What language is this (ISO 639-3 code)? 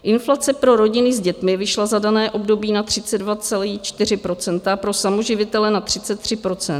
ces